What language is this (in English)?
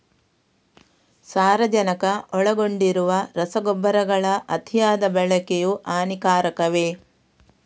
Kannada